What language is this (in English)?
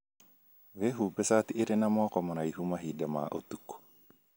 Kikuyu